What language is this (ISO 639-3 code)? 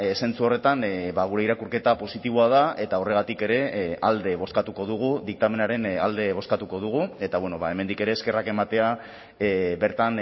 eus